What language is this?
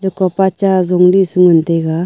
Wancho Naga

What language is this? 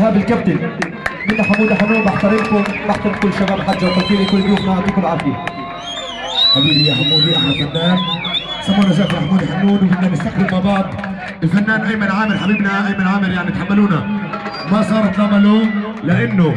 Arabic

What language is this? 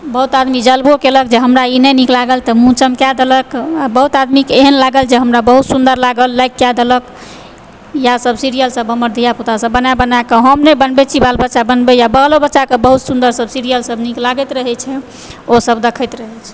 Maithili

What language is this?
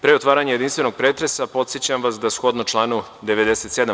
Serbian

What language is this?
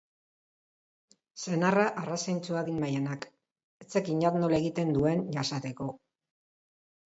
Basque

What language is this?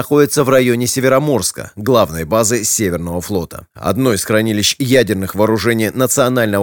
Russian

